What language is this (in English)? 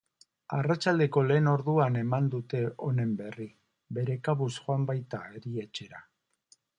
Basque